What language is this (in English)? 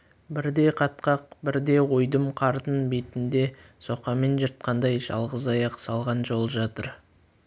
Kazakh